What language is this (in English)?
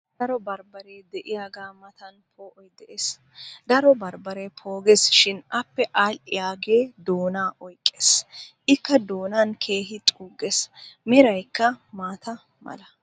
Wolaytta